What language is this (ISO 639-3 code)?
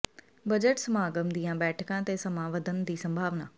pan